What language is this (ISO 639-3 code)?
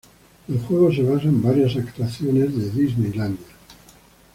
spa